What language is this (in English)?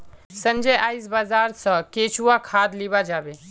Magahi